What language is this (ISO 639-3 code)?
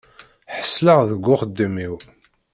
kab